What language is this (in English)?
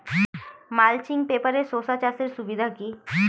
Bangla